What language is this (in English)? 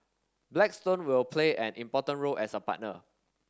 English